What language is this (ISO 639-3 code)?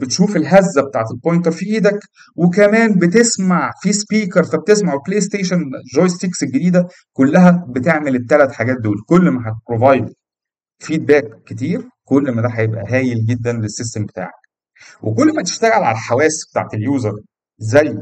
ara